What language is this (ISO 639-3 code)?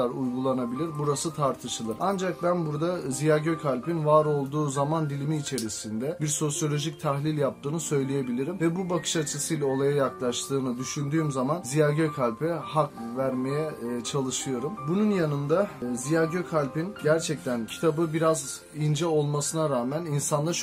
tur